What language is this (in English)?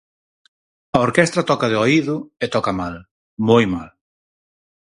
Galician